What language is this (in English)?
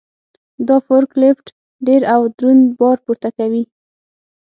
Pashto